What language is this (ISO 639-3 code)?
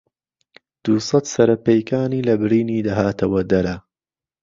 ckb